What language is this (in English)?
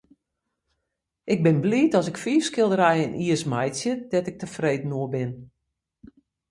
Western Frisian